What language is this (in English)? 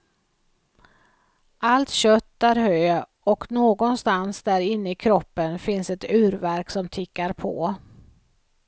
Swedish